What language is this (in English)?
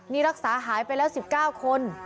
Thai